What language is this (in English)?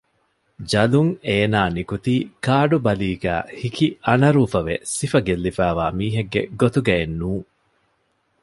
Divehi